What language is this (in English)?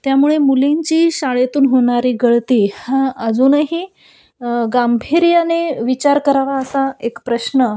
Marathi